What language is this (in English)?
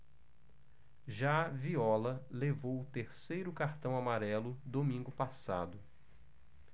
Portuguese